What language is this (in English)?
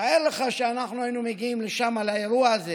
Hebrew